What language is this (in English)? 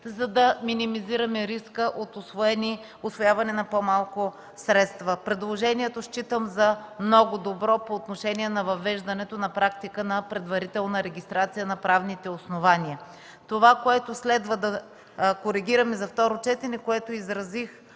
Bulgarian